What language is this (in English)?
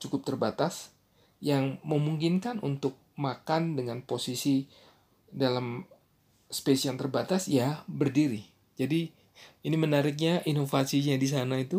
Indonesian